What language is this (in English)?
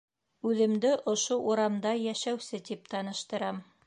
Bashkir